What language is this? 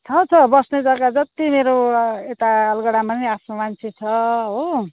Nepali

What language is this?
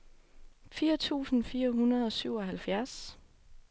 Danish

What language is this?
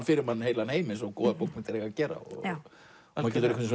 Icelandic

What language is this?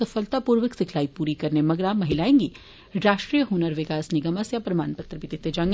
Dogri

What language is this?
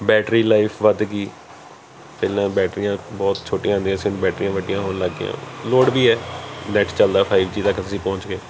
Punjabi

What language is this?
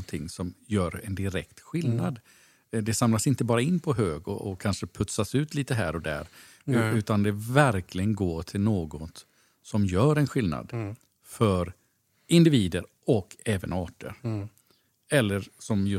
Swedish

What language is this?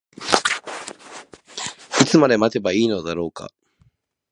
Japanese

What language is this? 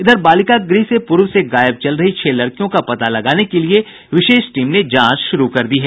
Hindi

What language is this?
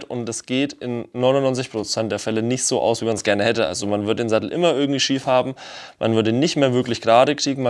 German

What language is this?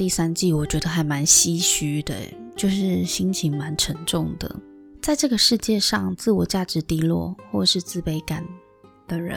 Chinese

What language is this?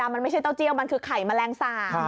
Thai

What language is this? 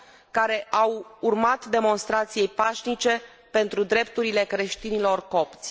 Romanian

